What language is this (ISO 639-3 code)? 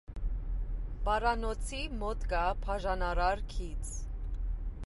hye